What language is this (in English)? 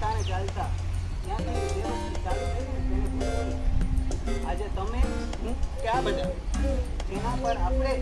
Gujarati